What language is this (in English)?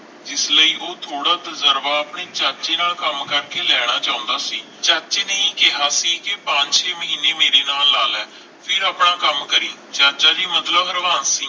Punjabi